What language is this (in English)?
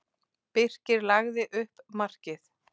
Icelandic